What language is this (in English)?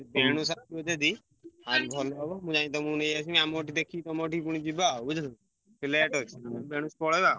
Odia